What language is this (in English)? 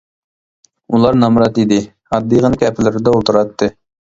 Uyghur